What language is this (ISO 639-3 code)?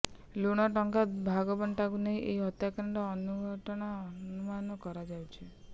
ori